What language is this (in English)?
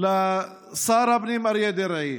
Hebrew